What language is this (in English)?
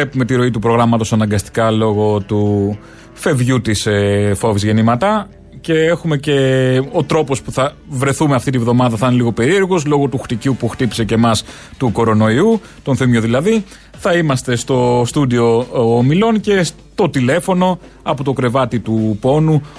Greek